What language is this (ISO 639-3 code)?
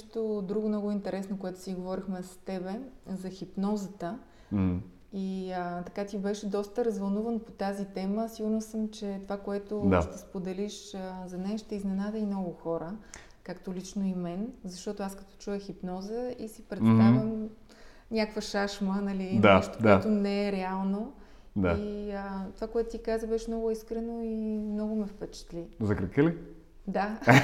bul